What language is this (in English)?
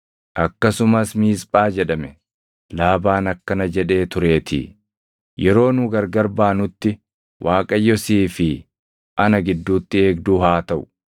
Oromo